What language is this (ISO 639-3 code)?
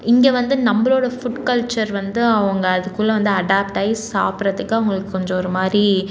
tam